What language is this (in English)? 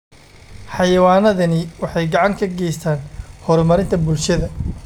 Somali